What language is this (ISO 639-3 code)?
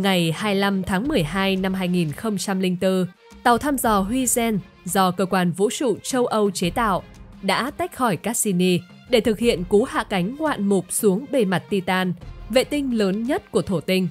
vie